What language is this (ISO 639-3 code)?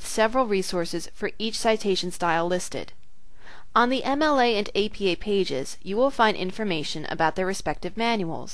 eng